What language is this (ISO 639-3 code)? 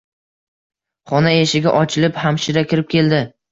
uzb